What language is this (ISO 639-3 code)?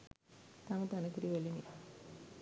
sin